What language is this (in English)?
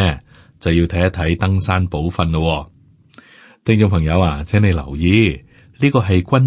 Chinese